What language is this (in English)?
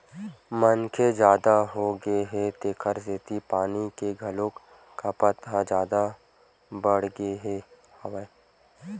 Chhattisgarhi